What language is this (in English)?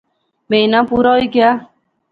Pahari-Potwari